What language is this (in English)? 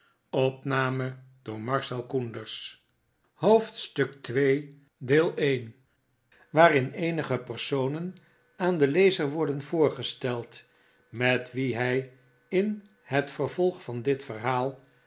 Dutch